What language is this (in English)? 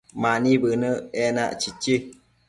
Matsés